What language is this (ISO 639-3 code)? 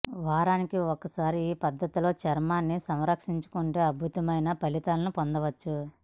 tel